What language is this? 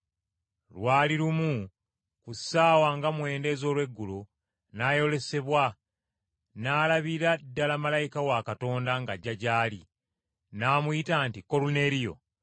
Ganda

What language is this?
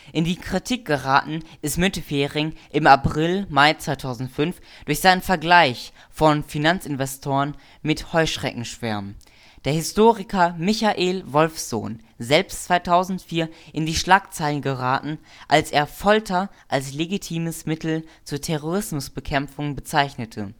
German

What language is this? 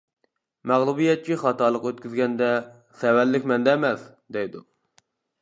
Uyghur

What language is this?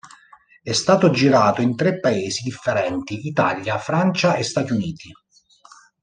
Italian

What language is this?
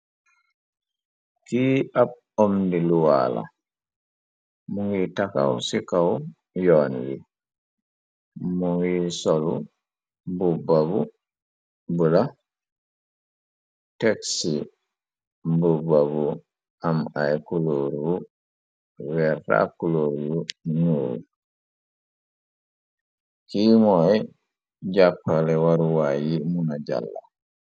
Wolof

